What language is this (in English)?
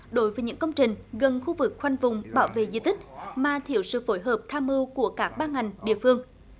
Vietnamese